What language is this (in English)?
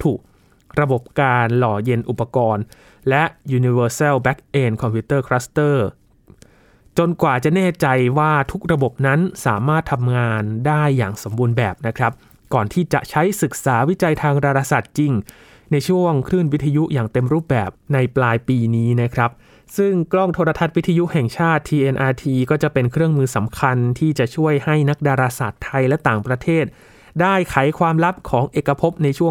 Thai